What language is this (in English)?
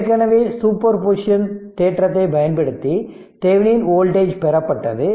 Tamil